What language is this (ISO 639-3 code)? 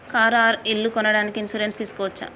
tel